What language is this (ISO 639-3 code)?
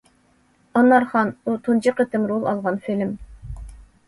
uig